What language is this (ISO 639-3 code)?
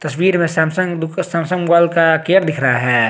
hin